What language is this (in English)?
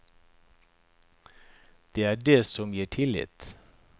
Norwegian